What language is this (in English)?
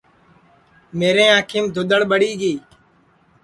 Sansi